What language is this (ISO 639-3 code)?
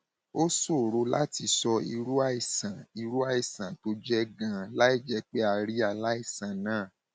yor